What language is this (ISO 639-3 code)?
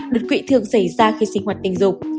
vie